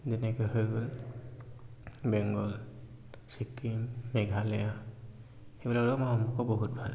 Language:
Assamese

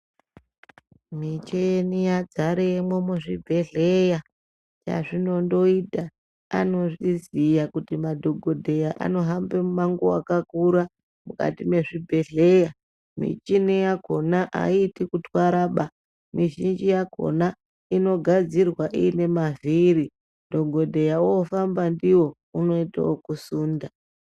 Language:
Ndau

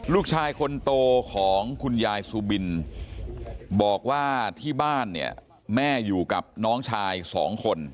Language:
Thai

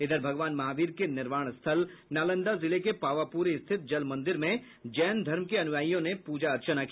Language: Hindi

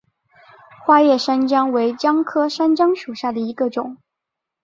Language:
Chinese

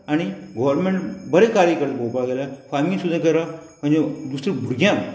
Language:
Konkani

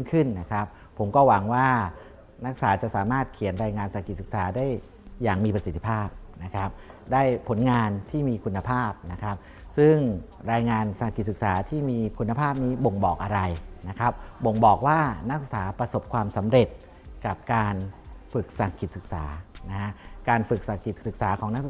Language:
Thai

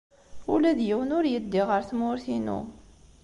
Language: Kabyle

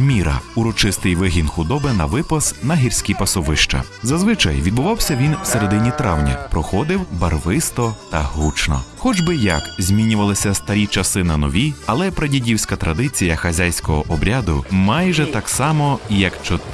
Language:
Ukrainian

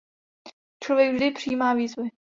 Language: Czech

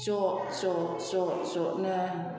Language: Bodo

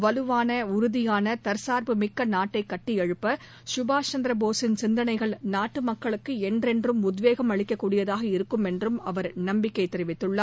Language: Tamil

